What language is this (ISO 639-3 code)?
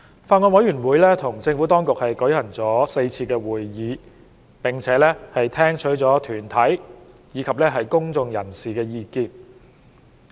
yue